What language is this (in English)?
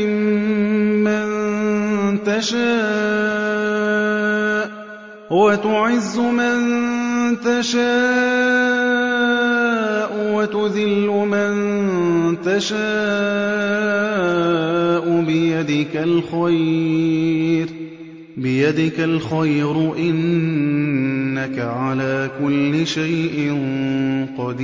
Arabic